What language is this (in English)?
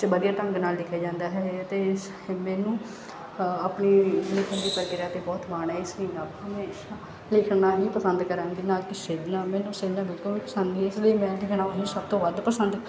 Punjabi